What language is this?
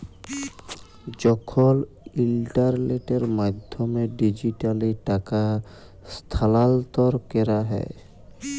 Bangla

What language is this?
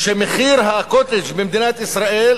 Hebrew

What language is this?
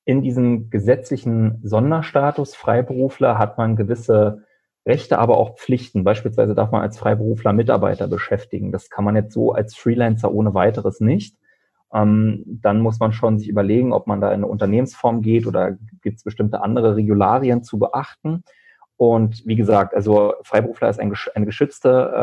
German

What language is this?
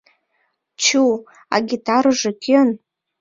Mari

